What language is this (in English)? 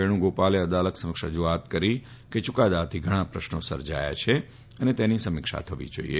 Gujarati